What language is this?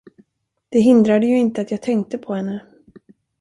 Swedish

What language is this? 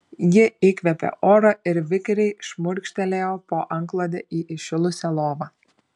Lithuanian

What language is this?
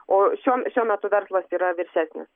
Lithuanian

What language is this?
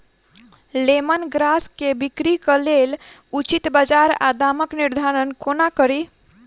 Maithili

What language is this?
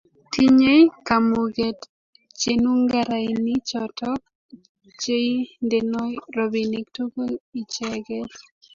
Kalenjin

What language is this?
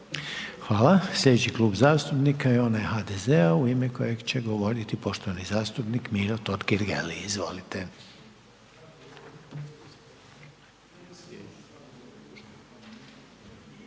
Croatian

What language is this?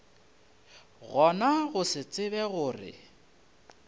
Northern Sotho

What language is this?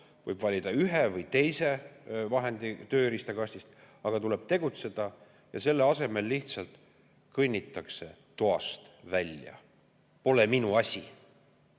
Estonian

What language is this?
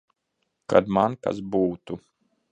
Latvian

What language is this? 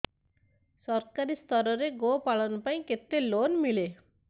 Odia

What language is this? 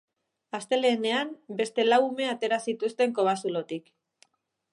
Basque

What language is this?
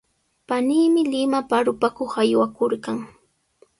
Sihuas Ancash Quechua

